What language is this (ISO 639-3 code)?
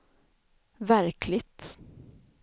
swe